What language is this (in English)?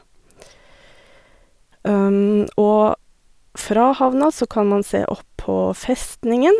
Norwegian